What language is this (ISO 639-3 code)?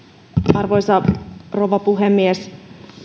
fin